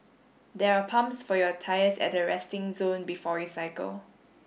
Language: English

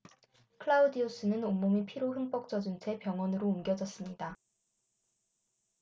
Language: Korean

